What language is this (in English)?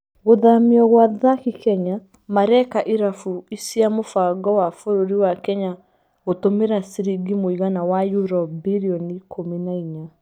Kikuyu